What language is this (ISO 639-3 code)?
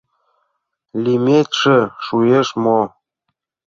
chm